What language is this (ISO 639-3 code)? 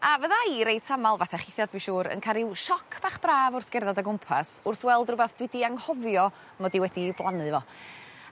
cym